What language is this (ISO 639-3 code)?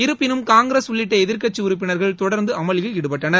tam